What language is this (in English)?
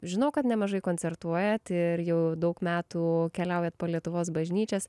Lithuanian